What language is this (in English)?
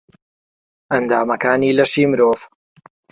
Central Kurdish